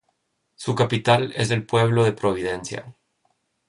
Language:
Spanish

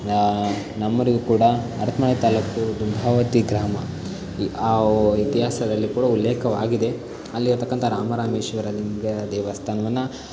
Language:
Kannada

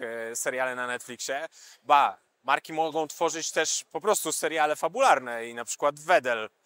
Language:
Polish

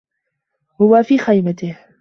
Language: Arabic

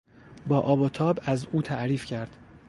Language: Persian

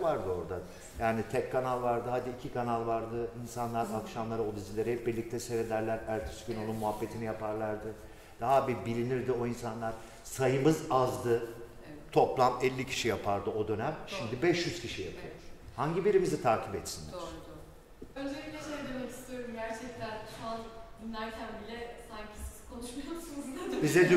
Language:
Turkish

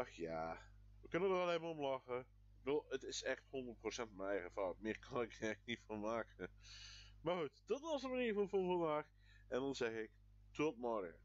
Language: Dutch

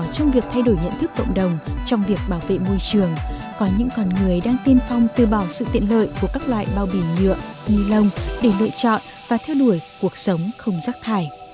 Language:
Vietnamese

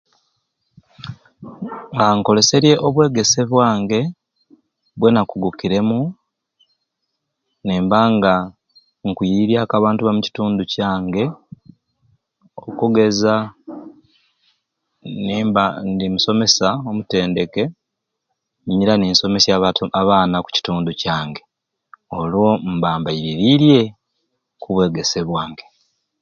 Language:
Ruuli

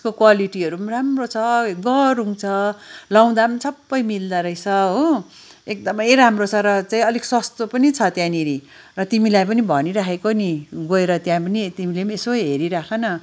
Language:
Nepali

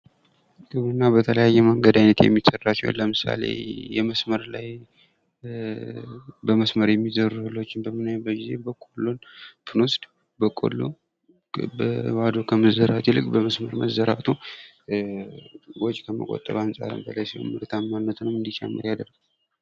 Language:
Amharic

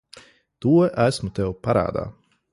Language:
Latvian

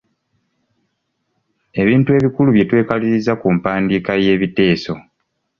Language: Ganda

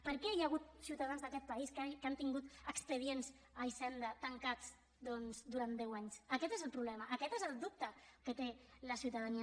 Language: Catalan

